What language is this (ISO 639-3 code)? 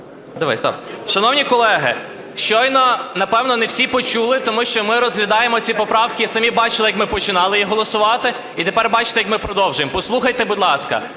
ukr